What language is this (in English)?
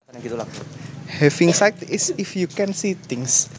Javanese